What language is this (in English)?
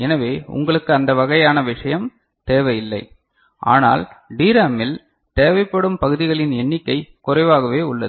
Tamil